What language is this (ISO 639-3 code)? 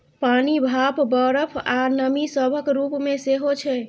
mai